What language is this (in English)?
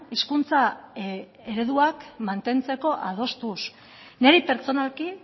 Basque